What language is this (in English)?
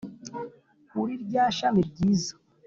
Kinyarwanda